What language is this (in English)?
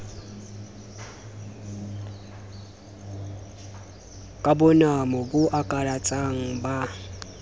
Southern Sotho